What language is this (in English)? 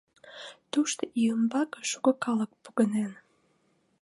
Mari